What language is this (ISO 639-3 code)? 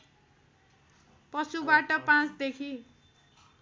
nep